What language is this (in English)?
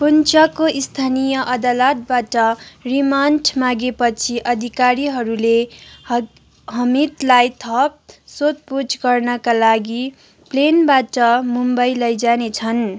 Nepali